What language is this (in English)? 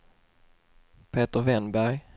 Swedish